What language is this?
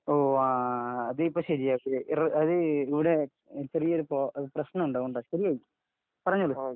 Malayalam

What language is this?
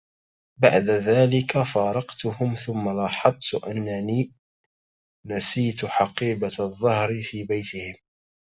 Arabic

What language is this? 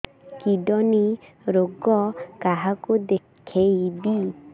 Odia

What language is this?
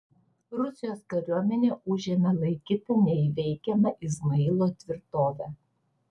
Lithuanian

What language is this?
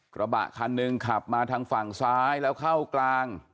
Thai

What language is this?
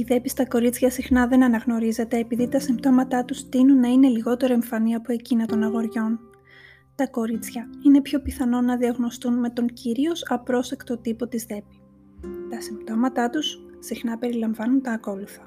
Greek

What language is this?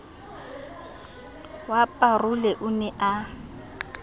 Southern Sotho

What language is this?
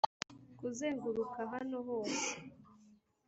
Kinyarwanda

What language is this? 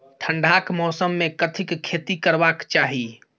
Maithili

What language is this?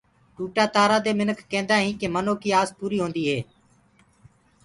Gurgula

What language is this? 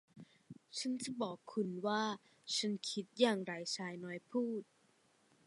Thai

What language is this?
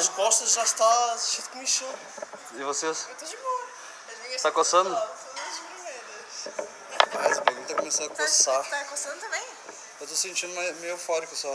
Portuguese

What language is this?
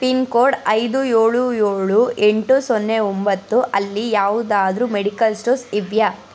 Kannada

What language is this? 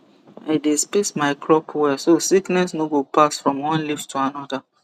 Nigerian Pidgin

